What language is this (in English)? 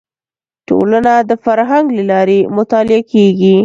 Pashto